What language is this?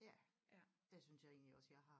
Danish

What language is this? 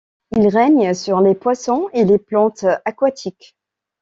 French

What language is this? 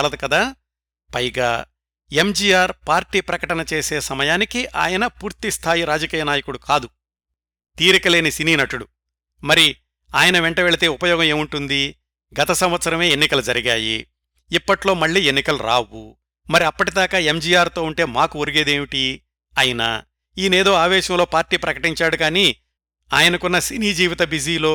Telugu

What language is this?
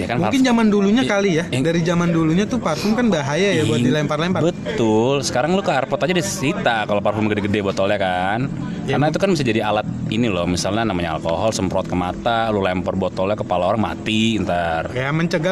Indonesian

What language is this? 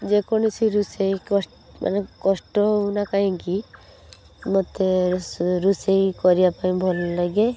Odia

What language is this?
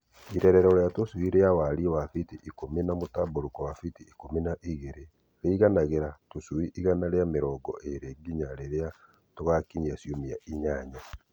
Kikuyu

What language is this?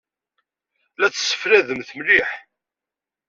Kabyle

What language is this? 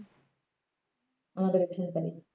Bangla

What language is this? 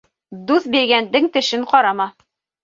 Bashkir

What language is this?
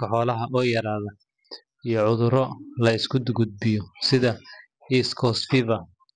Somali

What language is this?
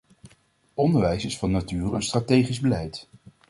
Dutch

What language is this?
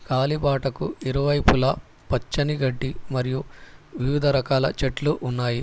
Telugu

